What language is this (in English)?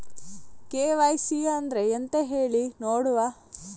Kannada